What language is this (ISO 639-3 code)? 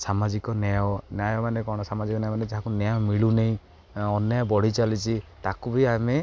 ori